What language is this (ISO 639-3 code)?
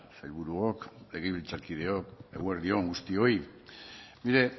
eus